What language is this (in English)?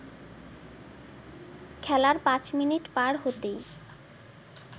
Bangla